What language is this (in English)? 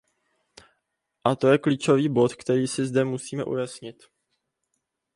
Czech